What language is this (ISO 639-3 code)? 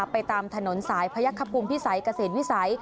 tha